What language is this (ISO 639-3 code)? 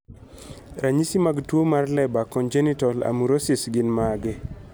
luo